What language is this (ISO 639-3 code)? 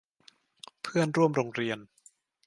tha